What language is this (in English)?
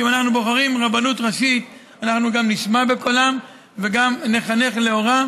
Hebrew